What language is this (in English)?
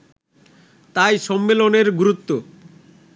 Bangla